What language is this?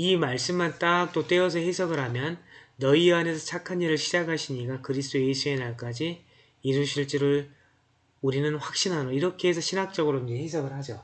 Korean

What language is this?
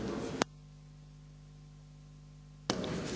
Croatian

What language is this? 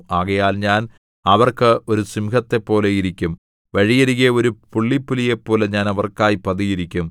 Malayalam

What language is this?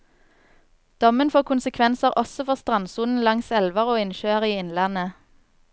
Norwegian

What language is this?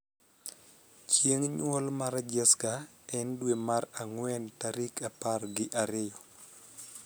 Luo (Kenya and Tanzania)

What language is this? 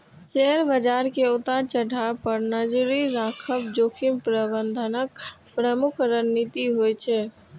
Maithili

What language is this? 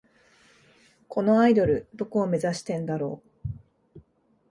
Japanese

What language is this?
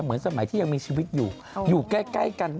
Thai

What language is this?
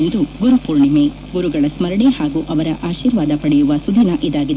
Kannada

